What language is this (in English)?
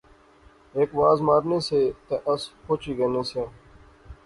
Pahari-Potwari